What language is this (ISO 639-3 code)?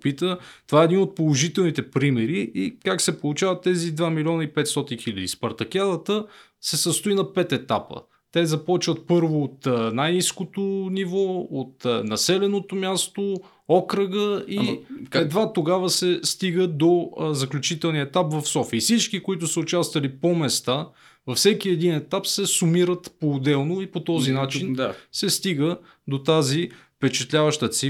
bul